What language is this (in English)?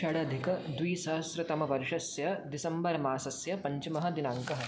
Sanskrit